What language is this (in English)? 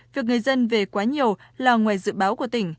Vietnamese